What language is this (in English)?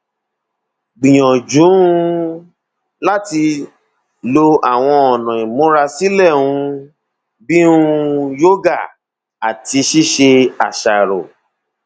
Yoruba